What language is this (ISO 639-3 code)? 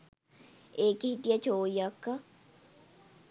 sin